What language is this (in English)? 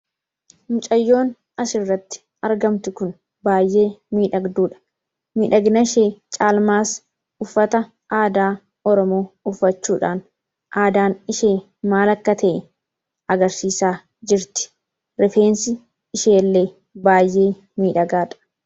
Oromo